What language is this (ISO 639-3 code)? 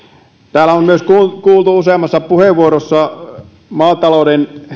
fin